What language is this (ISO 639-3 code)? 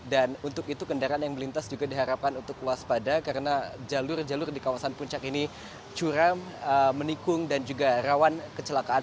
ind